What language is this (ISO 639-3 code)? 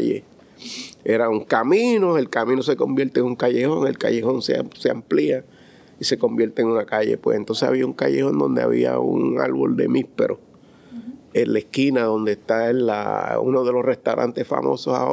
spa